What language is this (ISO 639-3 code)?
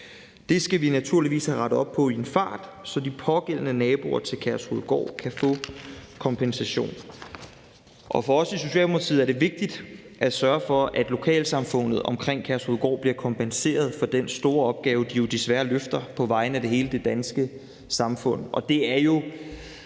dan